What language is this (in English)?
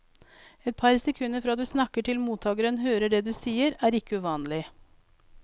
Norwegian